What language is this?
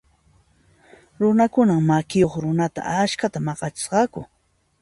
Puno Quechua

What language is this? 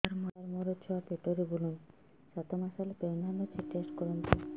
Odia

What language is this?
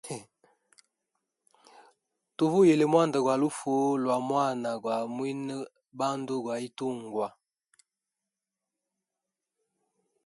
Hemba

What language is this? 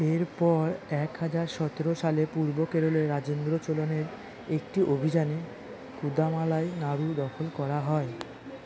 Bangla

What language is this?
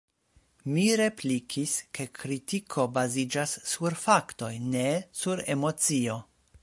Esperanto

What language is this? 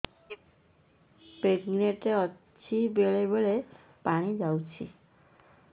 Odia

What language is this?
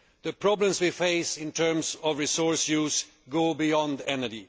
English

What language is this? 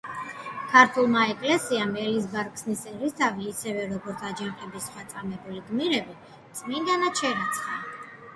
Georgian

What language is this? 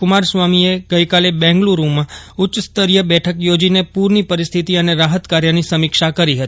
Gujarati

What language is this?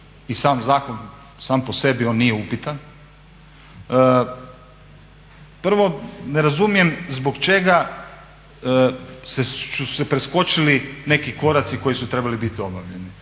Croatian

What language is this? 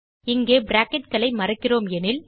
Tamil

